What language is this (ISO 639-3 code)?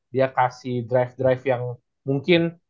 ind